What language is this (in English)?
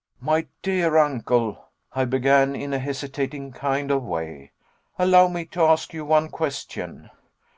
English